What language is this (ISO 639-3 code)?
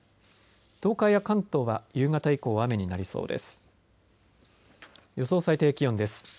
jpn